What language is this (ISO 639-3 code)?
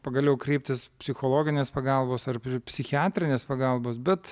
lit